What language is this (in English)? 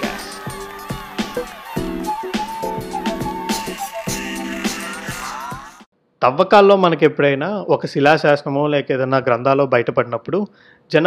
Telugu